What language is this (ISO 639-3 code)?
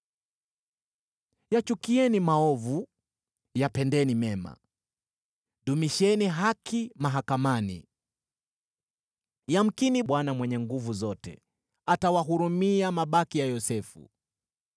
swa